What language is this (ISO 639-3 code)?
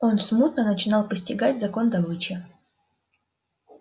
rus